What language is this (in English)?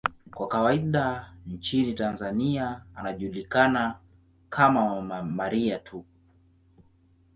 Swahili